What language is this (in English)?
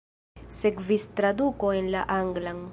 Esperanto